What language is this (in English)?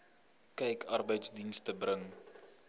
Afrikaans